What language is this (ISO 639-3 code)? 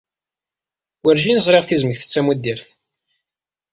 kab